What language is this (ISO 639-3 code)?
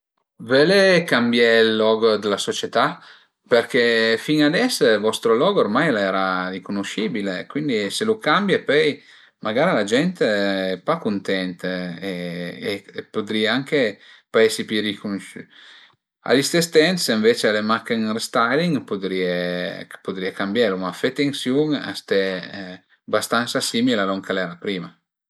pms